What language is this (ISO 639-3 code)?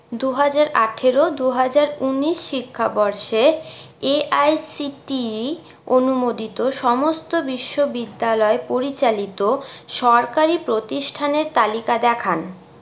ben